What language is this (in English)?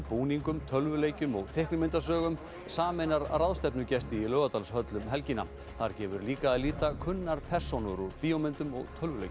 Icelandic